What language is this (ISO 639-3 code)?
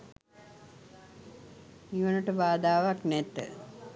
sin